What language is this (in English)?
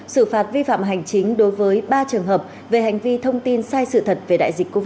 Vietnamese